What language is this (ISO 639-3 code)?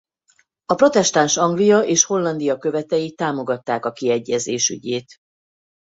hun